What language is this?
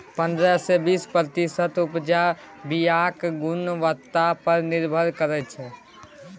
Maithili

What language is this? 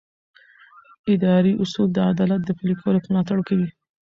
Pashto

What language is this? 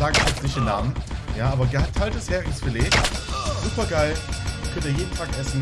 German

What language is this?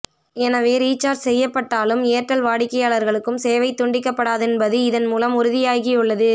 Tamil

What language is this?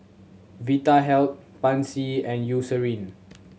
English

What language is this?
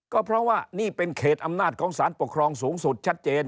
Thai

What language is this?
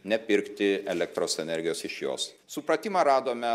Lithuanian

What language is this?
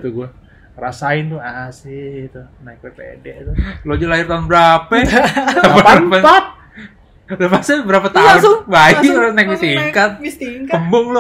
Indonesian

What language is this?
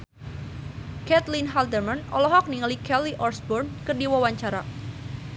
Sundanese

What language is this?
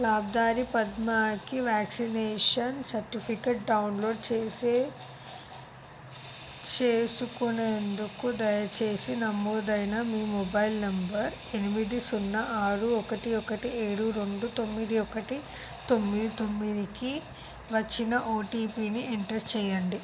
Telugu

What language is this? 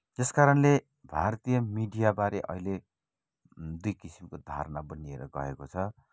Nepali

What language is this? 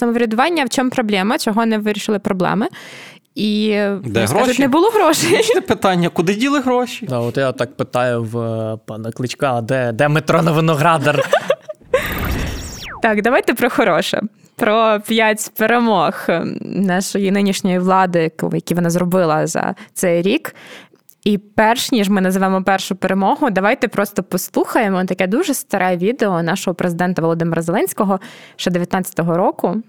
Ukrainian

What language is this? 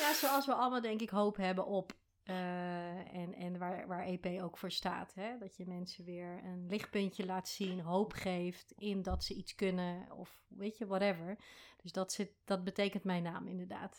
Dutch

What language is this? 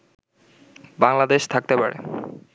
Bangla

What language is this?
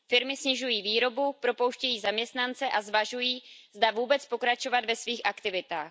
Czech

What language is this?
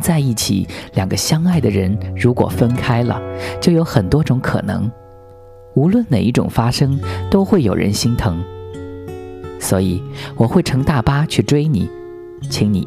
Chinese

